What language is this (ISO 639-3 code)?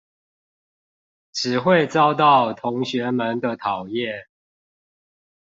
zho